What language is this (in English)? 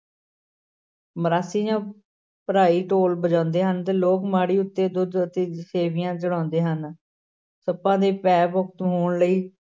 Punjabi